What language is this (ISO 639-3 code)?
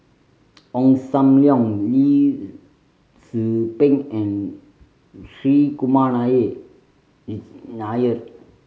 eng